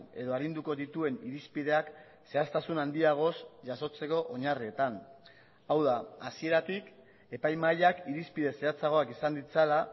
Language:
Basque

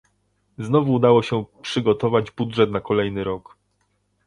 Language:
Polish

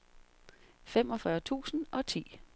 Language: Danish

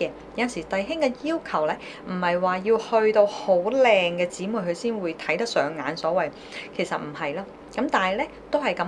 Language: Chinese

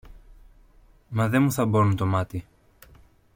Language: Greek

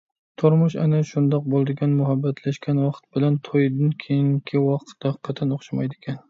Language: Uyghur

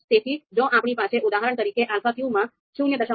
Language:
Gujarati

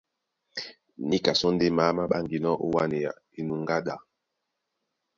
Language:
Duala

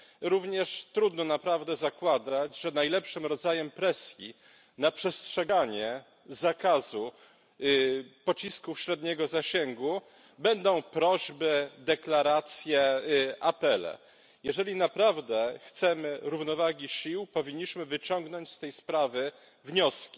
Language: Polish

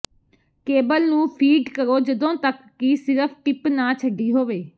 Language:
Punjabi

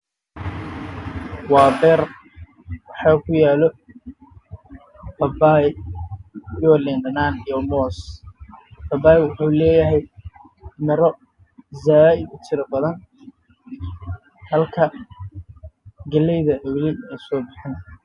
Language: Somali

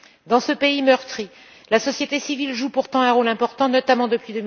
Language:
French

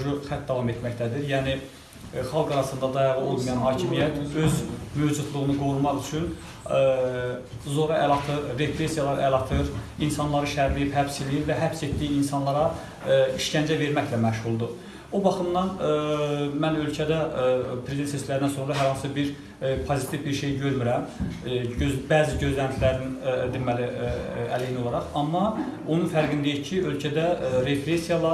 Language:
Azerbaijani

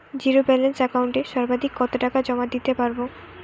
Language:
Bangla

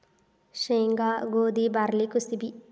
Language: Kannada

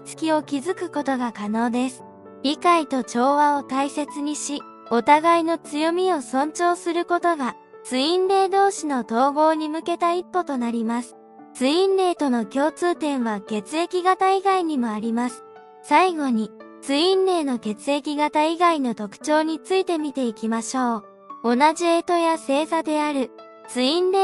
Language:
Japanese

